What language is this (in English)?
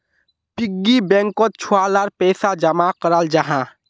Magahi